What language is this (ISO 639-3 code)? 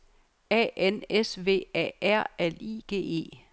dan